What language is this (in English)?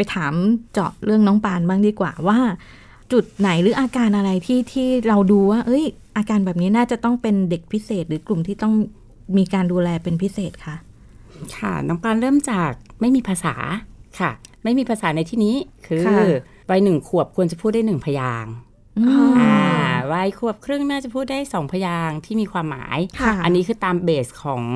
Thai